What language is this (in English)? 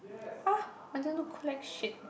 English